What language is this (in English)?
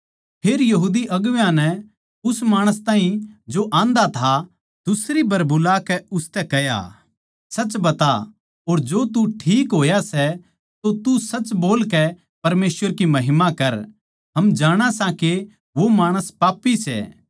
Haryanvi